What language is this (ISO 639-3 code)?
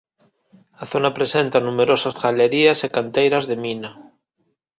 glg